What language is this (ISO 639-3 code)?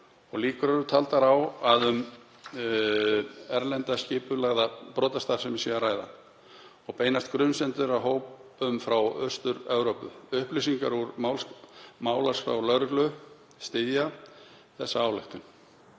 isl